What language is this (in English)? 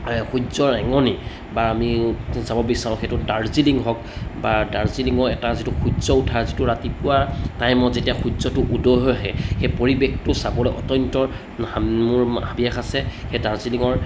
Assamese